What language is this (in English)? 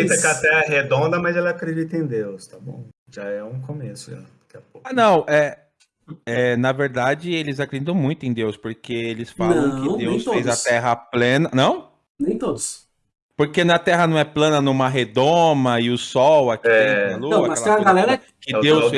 Portuguese